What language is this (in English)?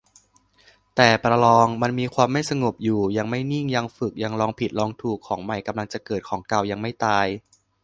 Thai